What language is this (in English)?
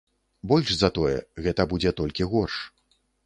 Belarusian